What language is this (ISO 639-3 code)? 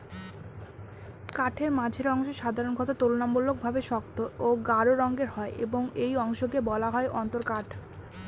ben